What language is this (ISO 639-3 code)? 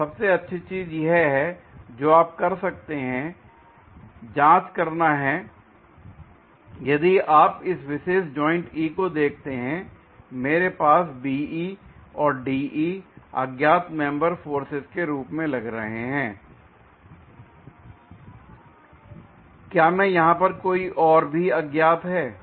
hin